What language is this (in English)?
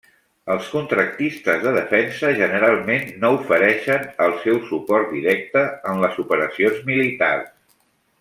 Catalan